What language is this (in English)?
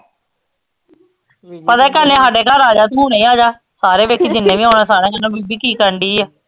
Punjabi